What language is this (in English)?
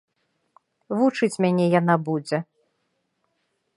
Belarusian